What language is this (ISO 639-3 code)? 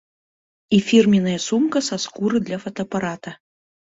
bel